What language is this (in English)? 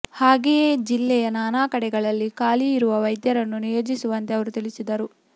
Kannada